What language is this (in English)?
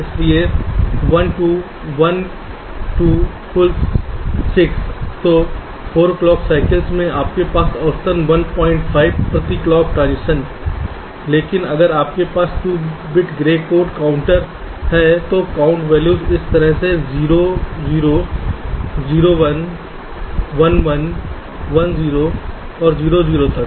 Hindi